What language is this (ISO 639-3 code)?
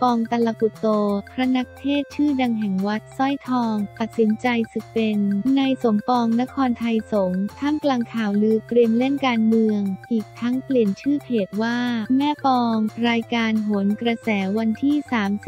tha